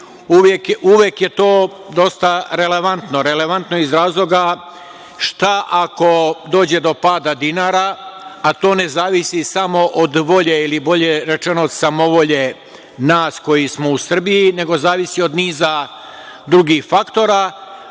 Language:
Serbian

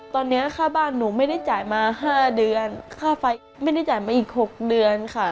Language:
Thai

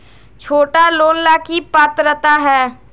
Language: Magahi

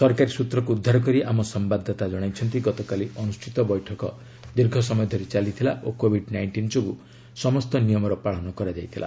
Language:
Odia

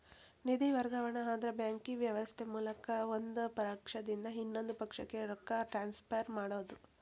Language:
Kannada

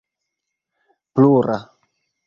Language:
Esperanto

